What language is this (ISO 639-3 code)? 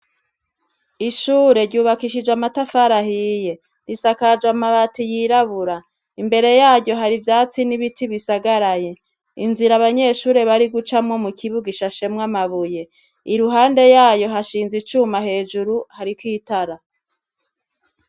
run